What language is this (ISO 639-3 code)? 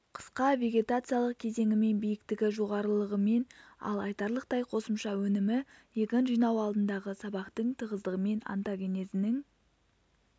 kaz